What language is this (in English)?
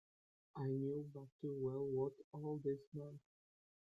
English